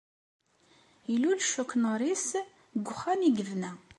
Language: Kabyle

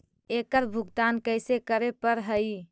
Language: Magahi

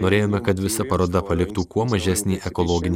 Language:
Lithuanian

